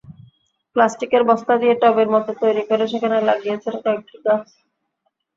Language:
Bangla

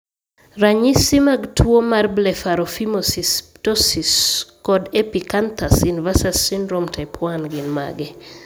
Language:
Luo (Kenya and Tanzania)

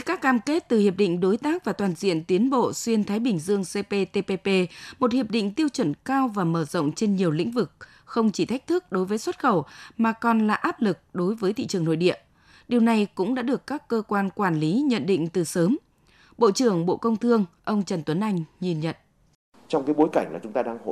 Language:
Vietnamese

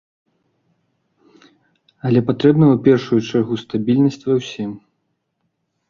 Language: Belarusian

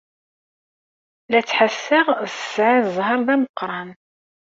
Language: Kabyle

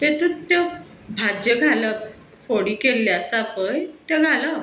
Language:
Konkani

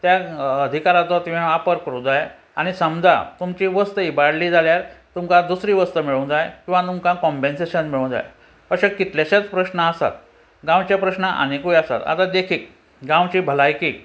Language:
Konkani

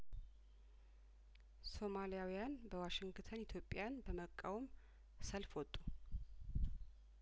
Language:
Amharic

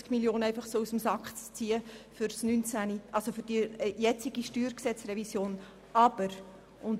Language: Swiss German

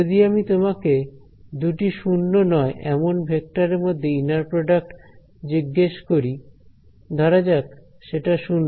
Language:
Bangla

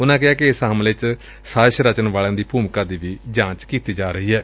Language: Punjabi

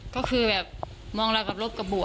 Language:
Thai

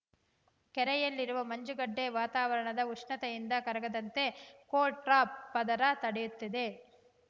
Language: Kannada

